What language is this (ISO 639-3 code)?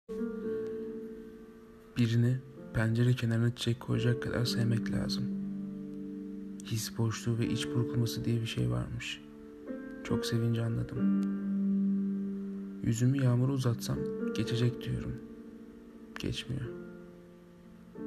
tur